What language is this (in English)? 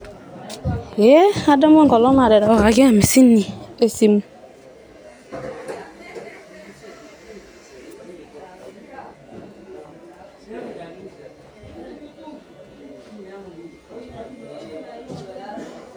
Masai